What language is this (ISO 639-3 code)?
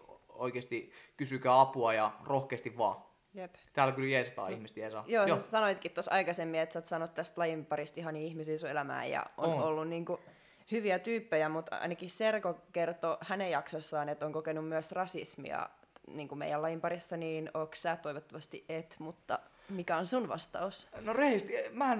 fin